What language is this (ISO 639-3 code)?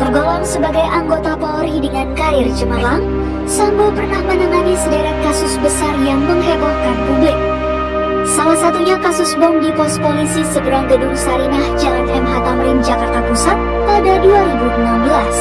ind